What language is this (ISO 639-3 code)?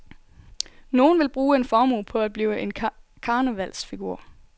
dan